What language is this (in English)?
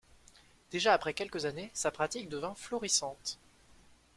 French